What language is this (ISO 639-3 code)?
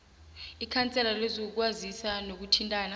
nbl